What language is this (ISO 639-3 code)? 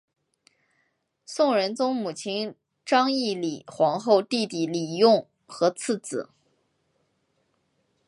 zho